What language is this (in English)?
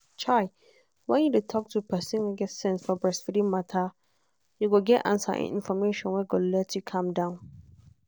Nigerian Pidgin